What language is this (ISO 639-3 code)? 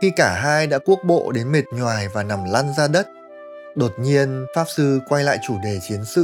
vie